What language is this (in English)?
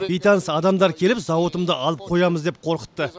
Kazakh